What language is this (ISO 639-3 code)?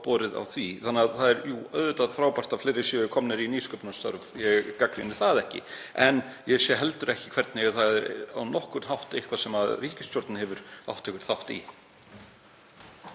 isl